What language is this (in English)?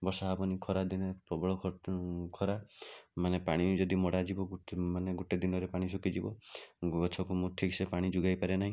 Odia